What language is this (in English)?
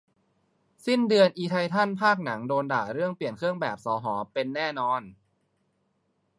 Thai